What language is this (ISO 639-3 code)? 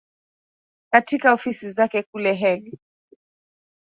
swa